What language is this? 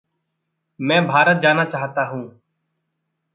Hindi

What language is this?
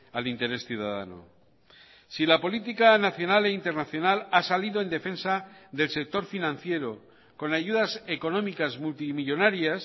Spanish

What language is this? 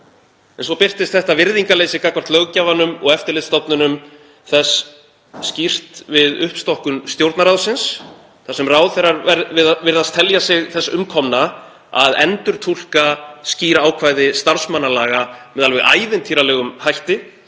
Icelandic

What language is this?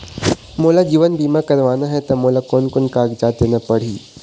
Chhattisgarhi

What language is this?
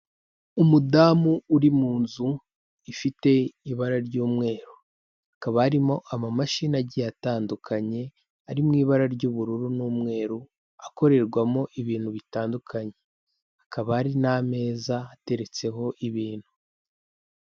Kinyarwanda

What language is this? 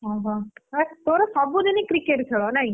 Odia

